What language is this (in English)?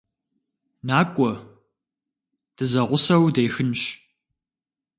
Kabardian